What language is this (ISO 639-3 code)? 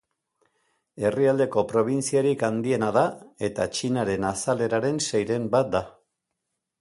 eus